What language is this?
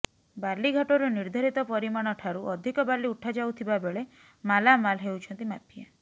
Odia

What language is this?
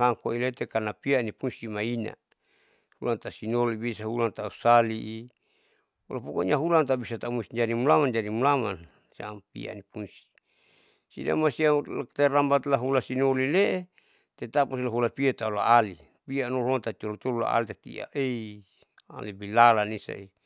Saleman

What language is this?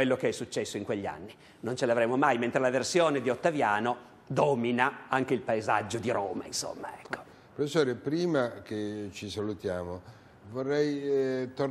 Italian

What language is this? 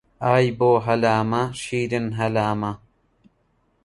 Central Kurdish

